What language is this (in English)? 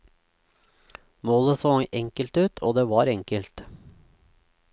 Norwegian